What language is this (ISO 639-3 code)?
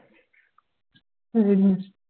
pan